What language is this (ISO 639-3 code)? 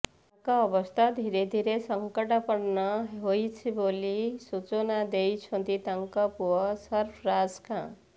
ori